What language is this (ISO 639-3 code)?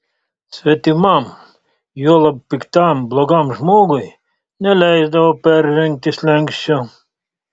lit